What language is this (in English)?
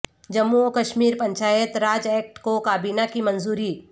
Urdu